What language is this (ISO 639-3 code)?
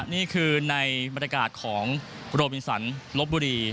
tha